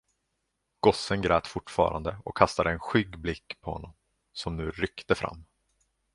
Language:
Swedish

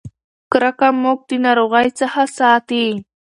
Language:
Pashto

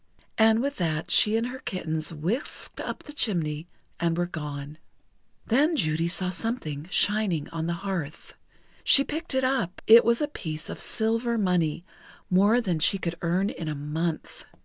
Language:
English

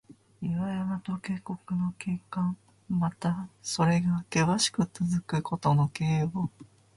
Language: Japanese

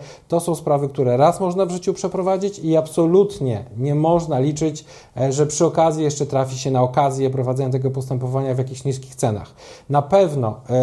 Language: Polish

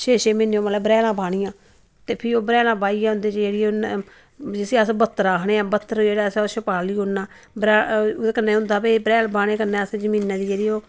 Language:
Dogri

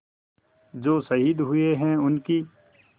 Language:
Hindi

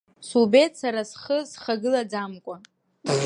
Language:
Abkhazian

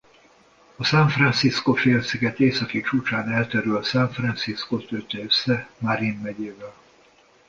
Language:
Hungarian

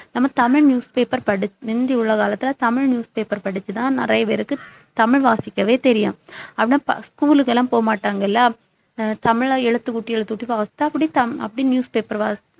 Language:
Tamil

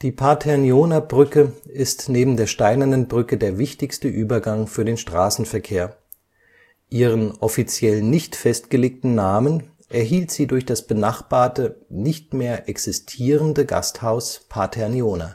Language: German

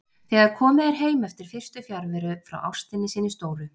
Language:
Icelandic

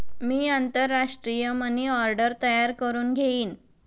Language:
Marathi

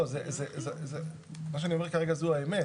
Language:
Hebrew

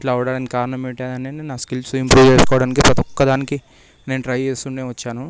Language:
Telugu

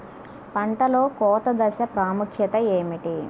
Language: Telugu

